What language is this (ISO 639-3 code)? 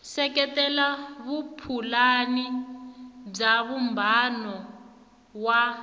tso